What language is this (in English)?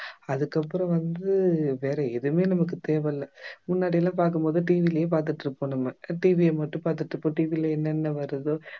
Tamil